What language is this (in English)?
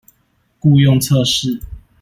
Chinese